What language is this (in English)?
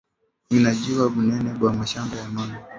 Swahili